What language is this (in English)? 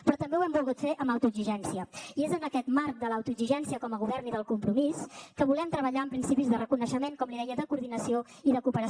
Catalan